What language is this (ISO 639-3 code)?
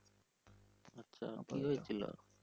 ben